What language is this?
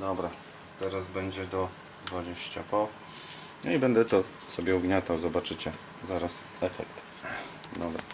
Polish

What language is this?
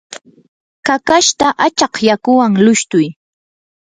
Yanahuanca Pasco Quechua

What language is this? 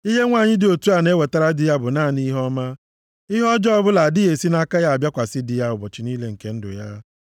Igbo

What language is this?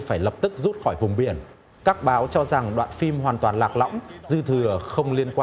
Vietnamese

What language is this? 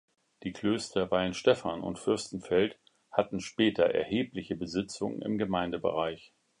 German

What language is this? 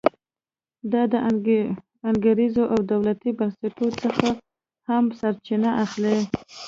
Pashto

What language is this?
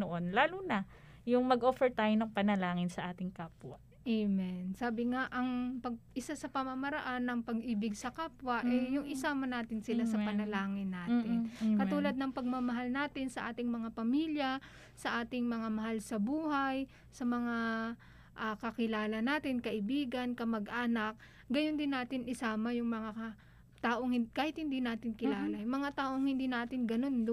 Filipino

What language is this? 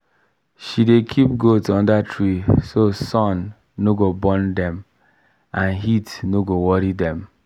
Nigerian Pidgin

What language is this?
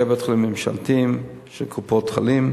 Hebrew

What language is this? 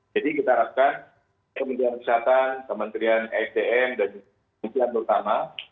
Indonesian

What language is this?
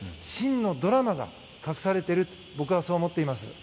Japanese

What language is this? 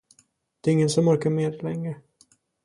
Swedish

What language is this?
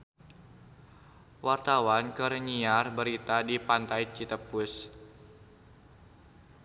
Sundanese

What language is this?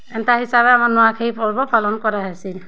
Odia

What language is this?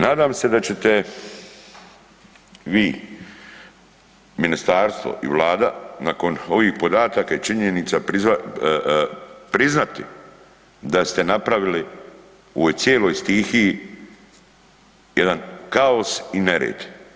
Croatian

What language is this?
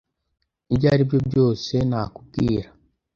Kinyarwanda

